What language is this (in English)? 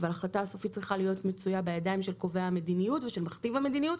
Hebrew